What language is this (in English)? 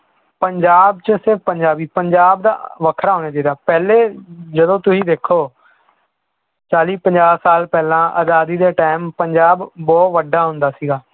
Punjabi